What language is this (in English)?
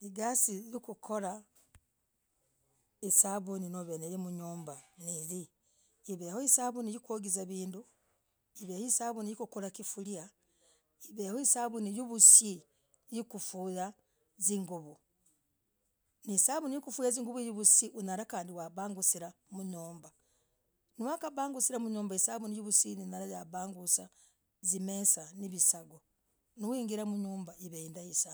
Logooli